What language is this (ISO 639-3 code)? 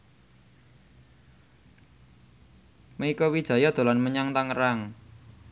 jav